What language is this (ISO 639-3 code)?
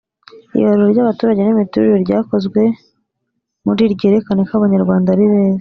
kin